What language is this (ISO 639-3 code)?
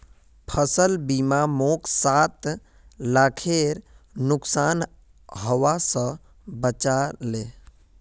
mag